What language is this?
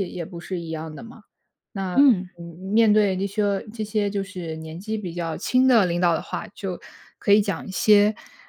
Chinese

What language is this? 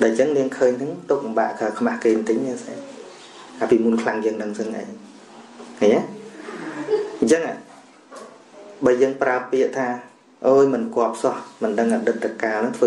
Vietnamese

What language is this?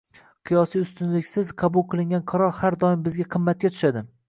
Uzbek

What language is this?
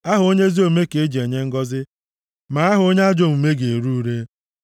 Igbo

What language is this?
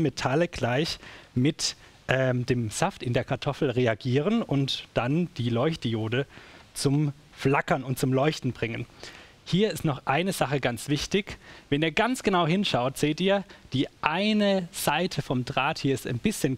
German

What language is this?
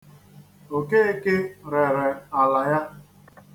Igbo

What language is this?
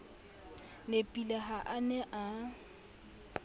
Southern Sotho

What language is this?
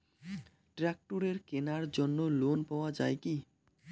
Bangla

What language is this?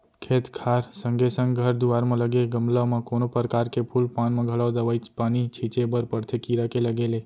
Chhattisgarhi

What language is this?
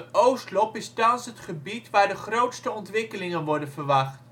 Dutch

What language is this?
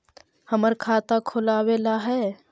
Magahi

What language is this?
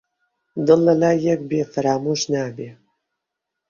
Central Kurdish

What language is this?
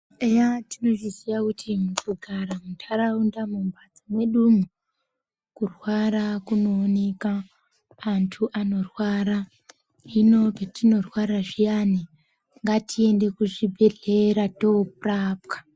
Ndau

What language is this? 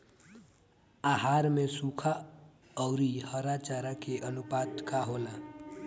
Bhojpuri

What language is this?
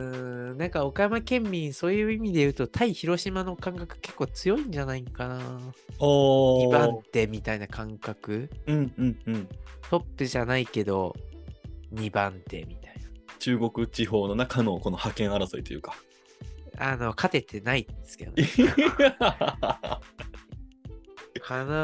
Japanese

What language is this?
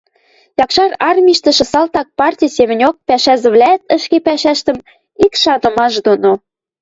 Western Mari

